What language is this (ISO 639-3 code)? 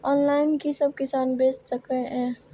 mai